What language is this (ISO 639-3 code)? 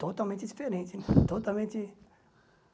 por